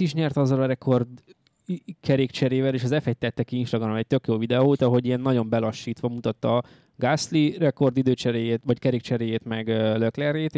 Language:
Hungarian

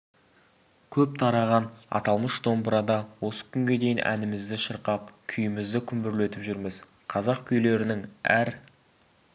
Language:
Kazakh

